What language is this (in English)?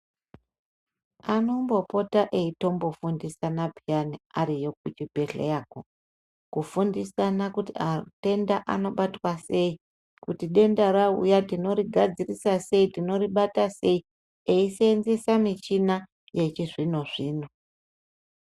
Ndau